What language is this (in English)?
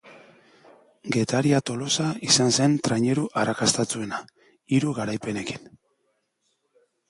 Basque